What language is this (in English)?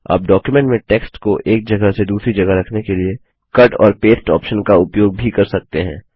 Hindi